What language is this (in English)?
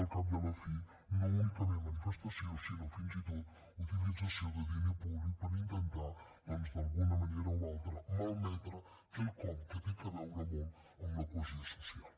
Catalan